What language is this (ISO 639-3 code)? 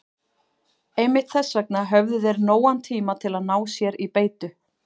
isl